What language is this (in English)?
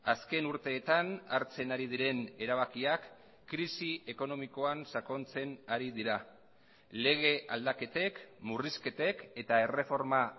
Basque